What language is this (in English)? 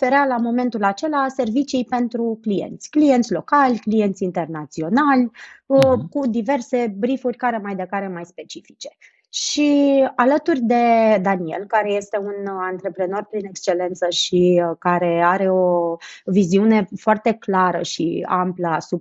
Romanian